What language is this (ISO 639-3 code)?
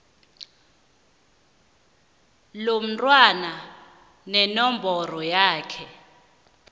nbl